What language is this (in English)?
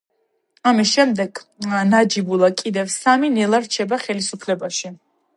Georgian